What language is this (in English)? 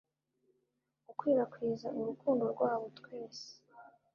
Kinyarwanda